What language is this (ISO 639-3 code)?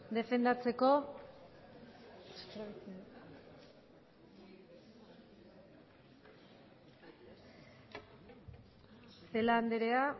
eus